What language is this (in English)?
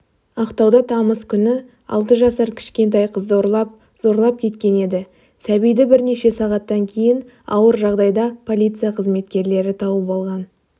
Kazakh